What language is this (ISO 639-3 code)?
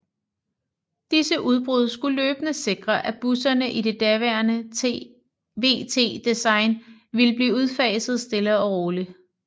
dan